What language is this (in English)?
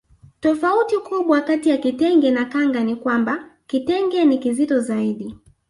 Swahili